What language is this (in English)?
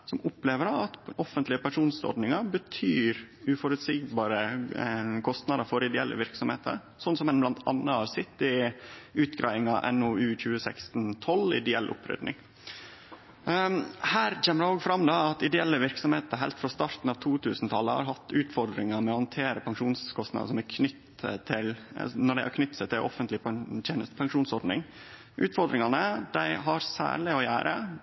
Norwegian Nynorsk